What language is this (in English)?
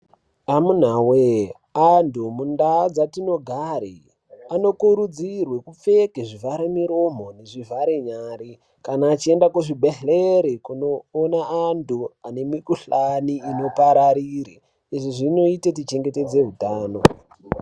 Ndau